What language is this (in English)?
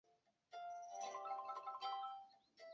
Chinese